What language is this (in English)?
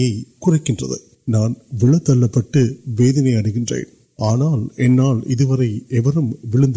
Urdu